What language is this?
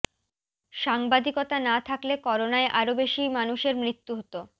Bangla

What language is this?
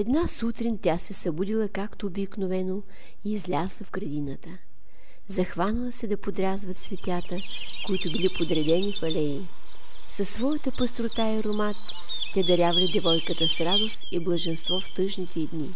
Bulgarian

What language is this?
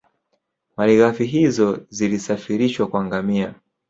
Swahili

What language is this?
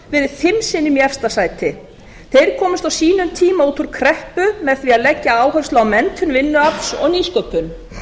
Icelandic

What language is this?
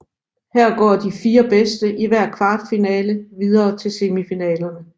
Danish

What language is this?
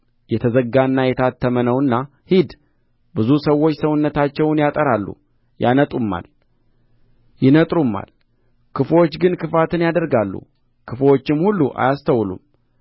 Amharic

